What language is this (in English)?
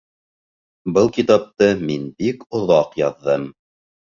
Bashkir